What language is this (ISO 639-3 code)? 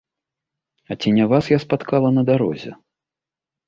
bel